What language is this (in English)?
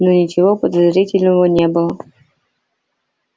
Russian